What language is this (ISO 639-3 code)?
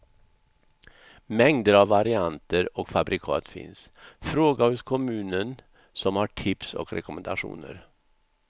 swe